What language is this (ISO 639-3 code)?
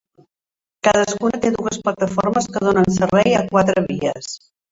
cat